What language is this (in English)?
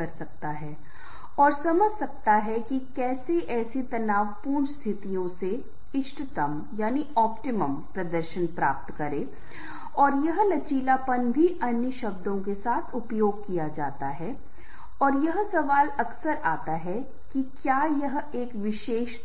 Hindi